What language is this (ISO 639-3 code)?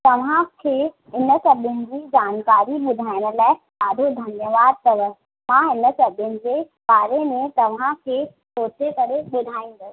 snd